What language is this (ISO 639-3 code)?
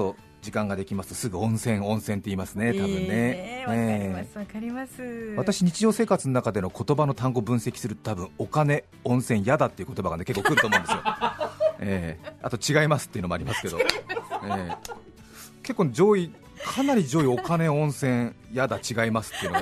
jpn